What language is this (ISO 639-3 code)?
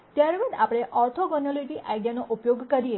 guj